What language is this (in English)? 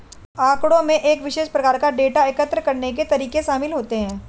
Hindi